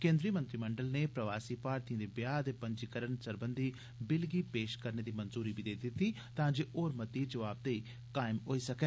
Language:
Dogri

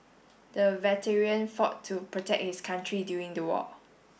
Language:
English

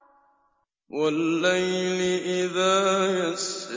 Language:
Arabic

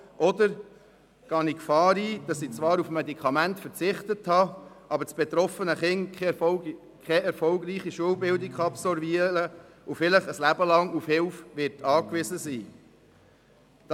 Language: Swiss German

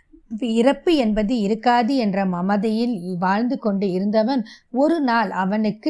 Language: Tamil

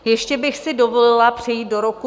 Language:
Czech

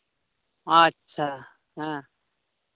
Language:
Santali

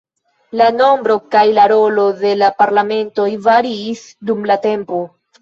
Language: Esperanto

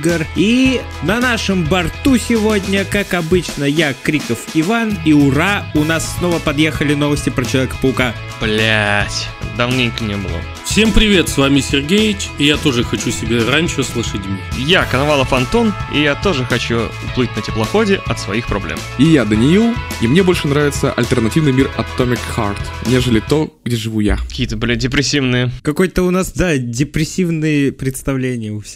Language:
Russian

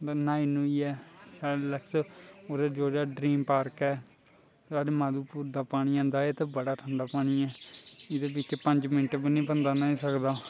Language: Dogri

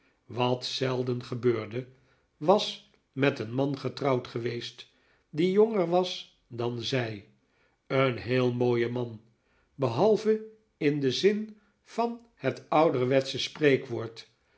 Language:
Dutch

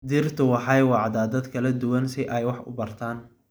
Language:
Somali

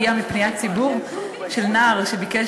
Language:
Hebrew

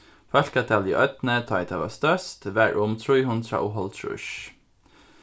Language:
Faroese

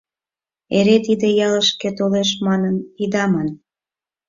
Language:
Mari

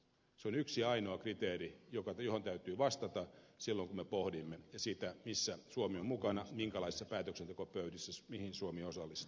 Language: Finnish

